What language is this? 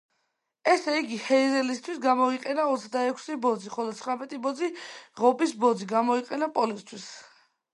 Georgian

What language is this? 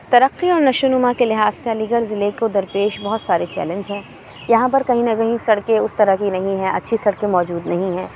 Urdu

